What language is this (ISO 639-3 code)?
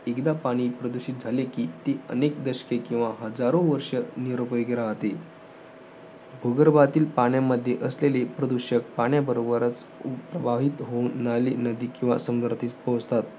mar